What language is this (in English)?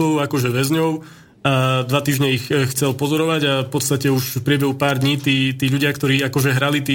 Slovak